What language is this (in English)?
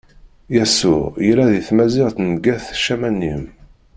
Kabyle